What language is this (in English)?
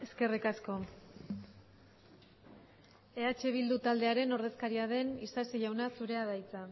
Basque